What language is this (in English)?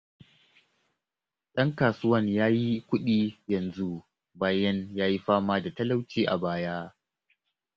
Hausa